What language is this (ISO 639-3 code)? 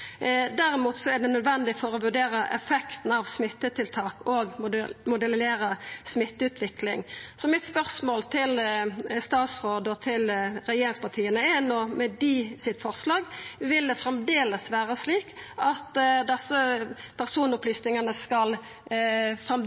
nno